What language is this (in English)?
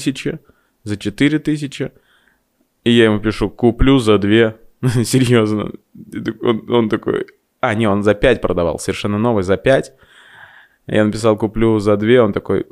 Russian